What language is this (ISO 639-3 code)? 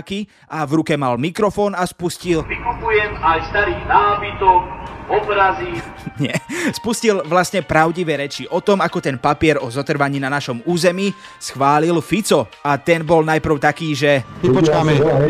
slk